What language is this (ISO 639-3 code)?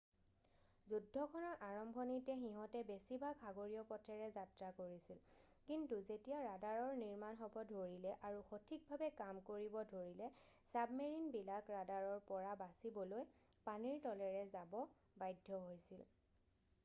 asm